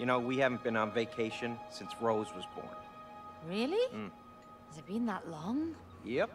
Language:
German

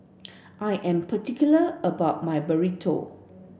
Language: English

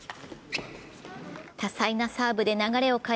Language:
Japanese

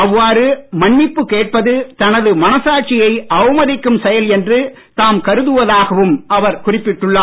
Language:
Tamil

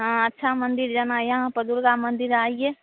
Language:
Hindi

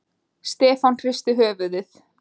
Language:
Icelandic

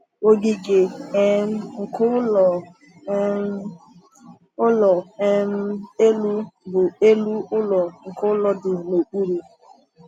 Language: Igbo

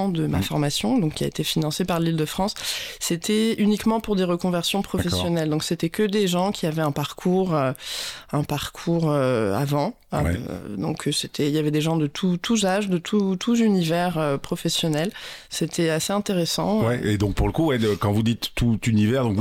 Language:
French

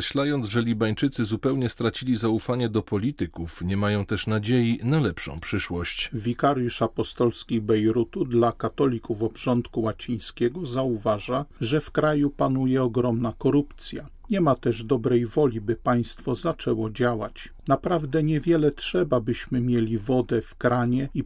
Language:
Polish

